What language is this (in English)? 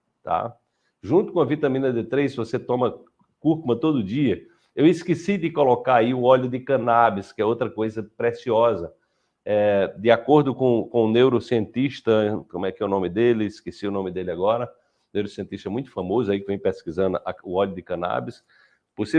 Portuguese